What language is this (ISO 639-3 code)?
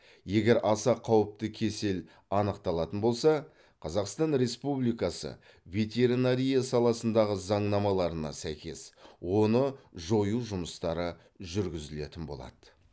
kaz